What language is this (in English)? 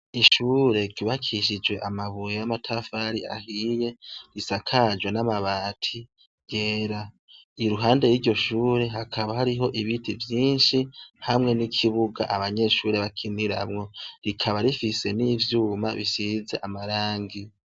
Rundi